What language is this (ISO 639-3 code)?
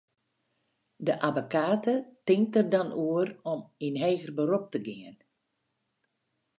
fry